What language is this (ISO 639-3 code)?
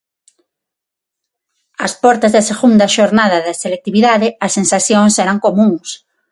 glg